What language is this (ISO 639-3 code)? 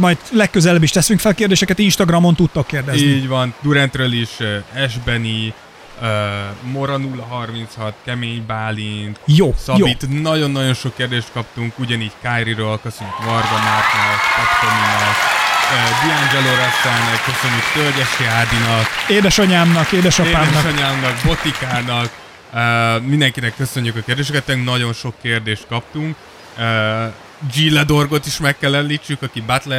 hun